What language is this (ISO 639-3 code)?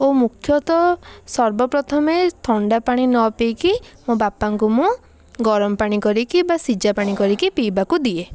ori